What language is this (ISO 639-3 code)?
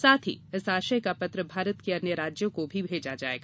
hin